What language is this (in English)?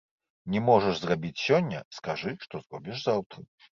Belarusian